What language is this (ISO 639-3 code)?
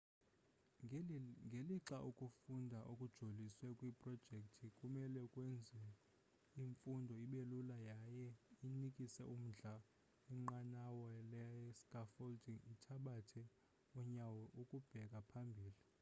xho